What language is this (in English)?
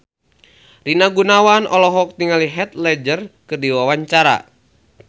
Sundanese